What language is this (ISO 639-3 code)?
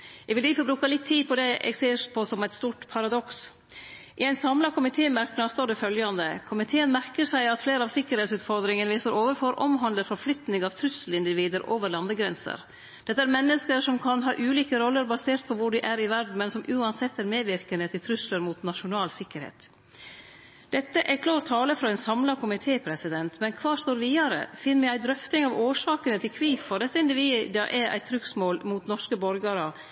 nno